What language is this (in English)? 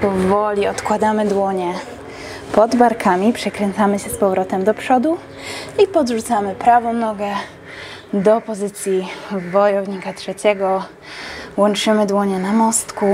Polish